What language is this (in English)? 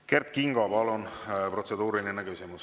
Estonian